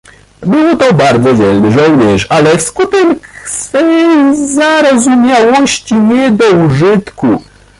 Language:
Polish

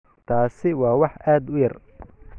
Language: Somali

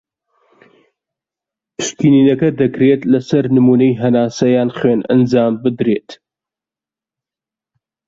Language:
Central Kurdish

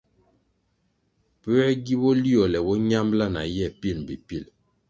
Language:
Kwasio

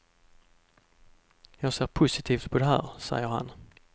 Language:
Swedish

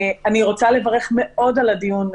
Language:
Hebrew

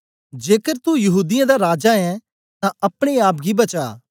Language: Dogri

